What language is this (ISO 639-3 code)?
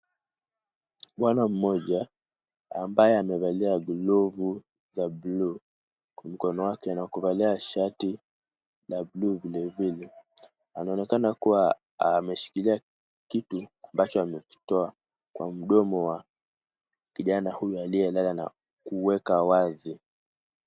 swa